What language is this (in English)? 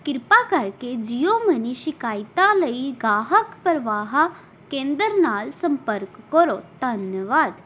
Punjabi